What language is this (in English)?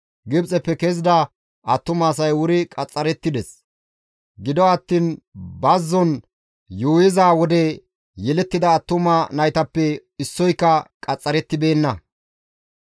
Gamo